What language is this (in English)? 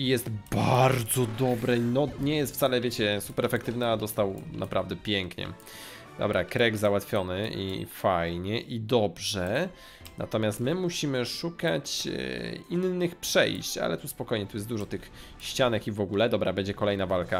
Polish